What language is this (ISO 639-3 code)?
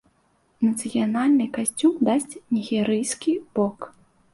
bel